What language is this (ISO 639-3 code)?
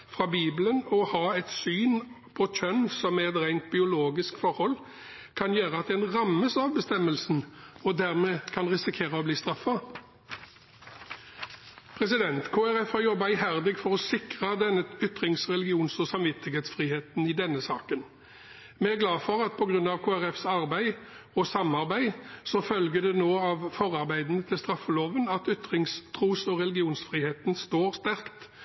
nob